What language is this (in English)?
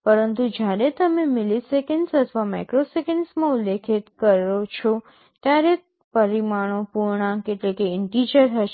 Gujarati